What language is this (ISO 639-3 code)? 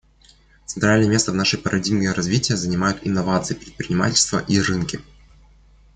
rus